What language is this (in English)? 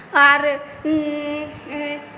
Maithili